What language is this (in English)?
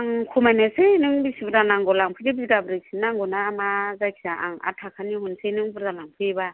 Bodo